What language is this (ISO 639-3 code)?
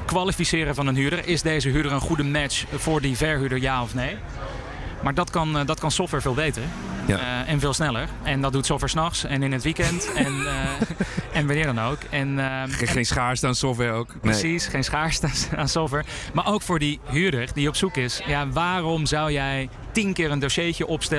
nld